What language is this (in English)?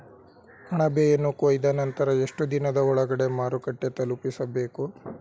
Kannada